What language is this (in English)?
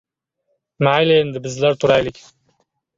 Uzbek